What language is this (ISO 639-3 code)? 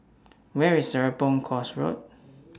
eng